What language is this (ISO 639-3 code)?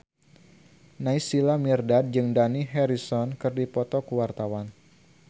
sun